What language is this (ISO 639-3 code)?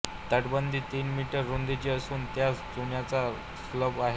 mar